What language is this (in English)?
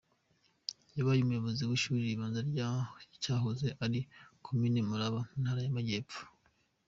Kinyarwanda